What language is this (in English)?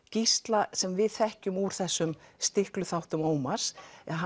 Icelandic